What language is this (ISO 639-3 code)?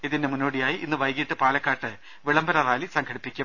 mal